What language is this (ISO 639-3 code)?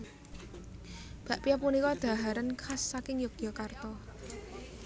jav